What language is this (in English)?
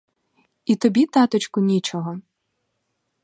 Ukrainian